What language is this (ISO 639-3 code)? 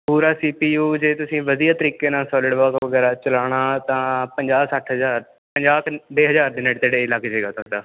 pan